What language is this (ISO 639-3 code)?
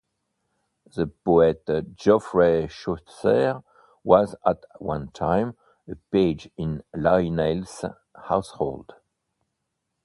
eng